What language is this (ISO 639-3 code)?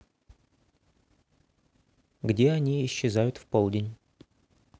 rus